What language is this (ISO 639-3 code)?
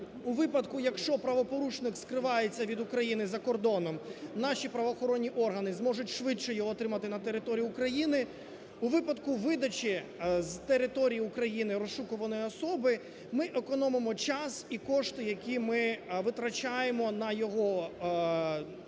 ukr